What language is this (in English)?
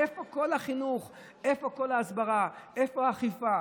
Hebrew